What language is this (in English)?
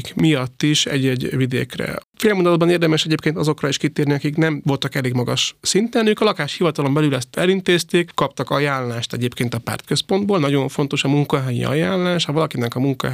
Hungarian